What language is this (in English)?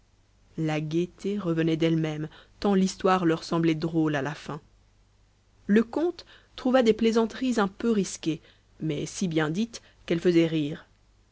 French